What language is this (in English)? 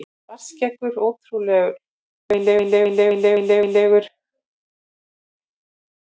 Icelandic